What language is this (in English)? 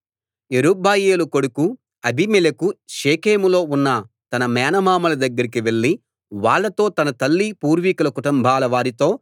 Telugu